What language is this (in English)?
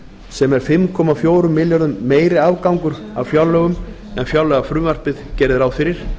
Icelandic